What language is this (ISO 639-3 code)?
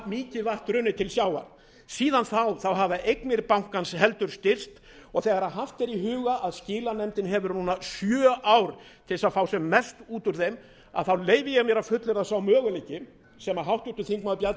isl